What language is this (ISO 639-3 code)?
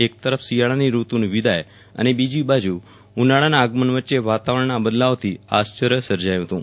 guj